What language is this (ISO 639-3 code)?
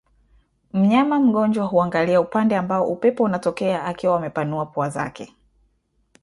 swa